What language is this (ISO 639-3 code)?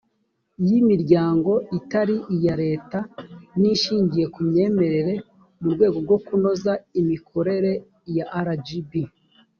kin